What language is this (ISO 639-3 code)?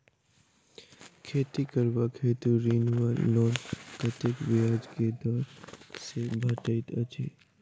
mai